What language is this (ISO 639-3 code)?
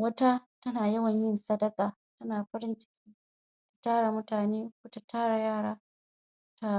hau